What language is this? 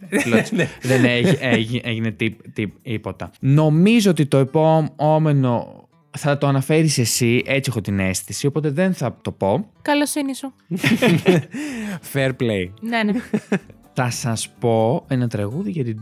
Greek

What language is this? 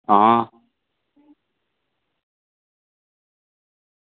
Dogri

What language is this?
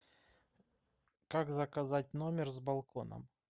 Russian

